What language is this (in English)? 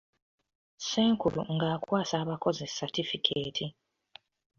Ganda